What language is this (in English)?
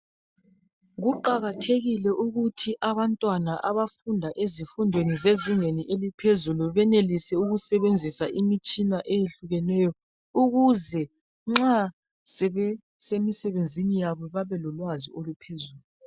North Ndebele